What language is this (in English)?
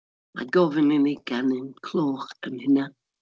Welsh